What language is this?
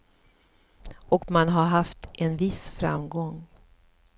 Swedish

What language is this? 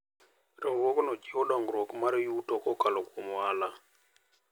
Luo (Kenya and Tanzania)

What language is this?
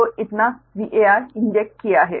Hindi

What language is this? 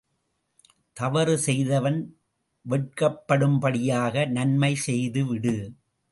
Tamil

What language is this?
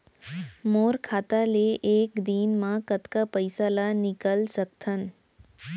Chhattisgarhi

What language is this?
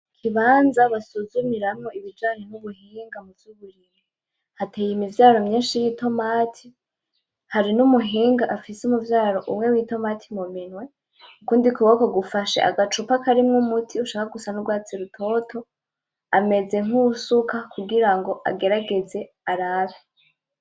Rundi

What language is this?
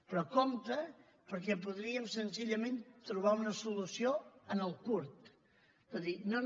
Catalan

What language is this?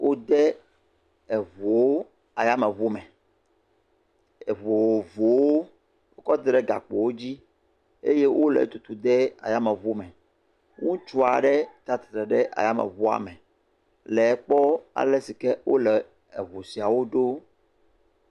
Ewe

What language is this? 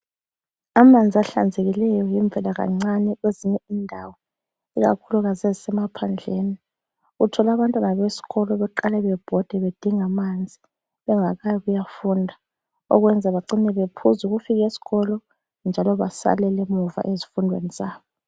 North Ndebele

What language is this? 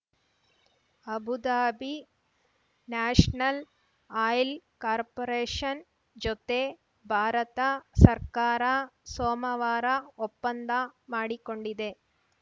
Kannada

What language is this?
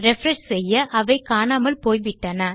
Tamil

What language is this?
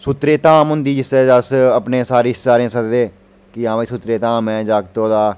Dogri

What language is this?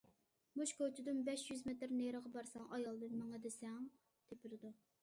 Uyghur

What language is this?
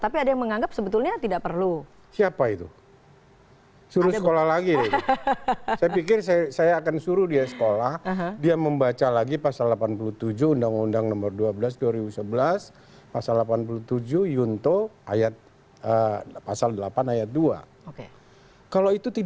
Indonesian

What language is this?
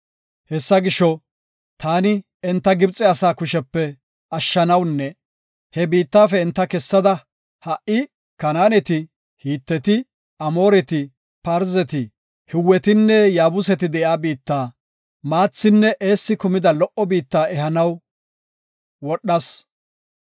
Gofa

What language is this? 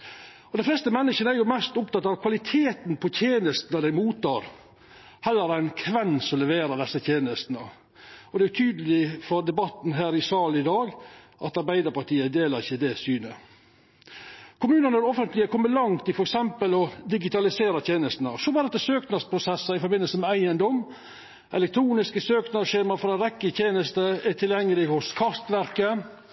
Norwegian Nynorsk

